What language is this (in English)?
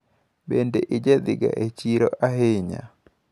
Luo (Kenya and Tanzania)